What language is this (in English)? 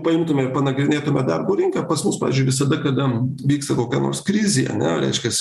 Lithuanian